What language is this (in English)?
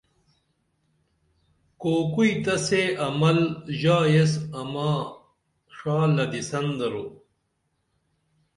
Dameli